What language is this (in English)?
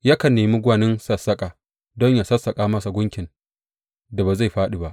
Hausa